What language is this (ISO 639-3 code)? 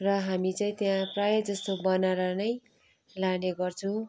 nep